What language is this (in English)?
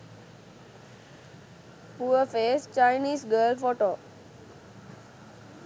Sinhala